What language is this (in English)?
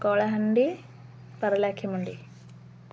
Odia